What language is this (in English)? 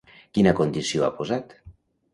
Catalan